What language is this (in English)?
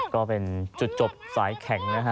Thai